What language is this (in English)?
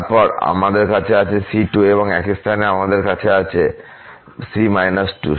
Bangla